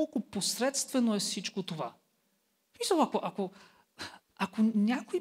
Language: Bulgarian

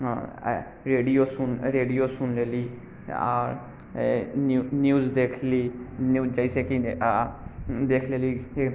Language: Maithili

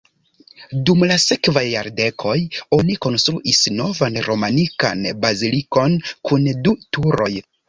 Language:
Esperanto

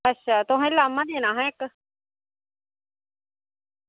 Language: Dogri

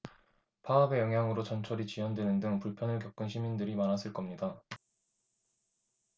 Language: Korean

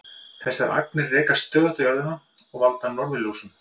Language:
Icelandic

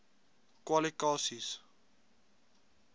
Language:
Afrikaans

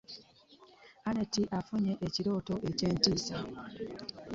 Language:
Ganda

